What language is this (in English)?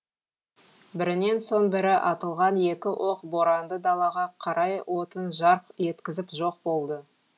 Kazakh